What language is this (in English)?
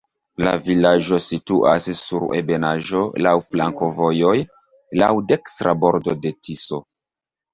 Esperanto